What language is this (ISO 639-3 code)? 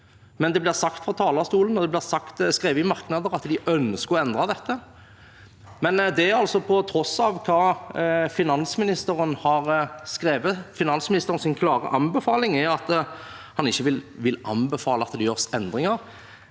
nor